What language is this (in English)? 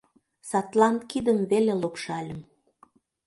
Mari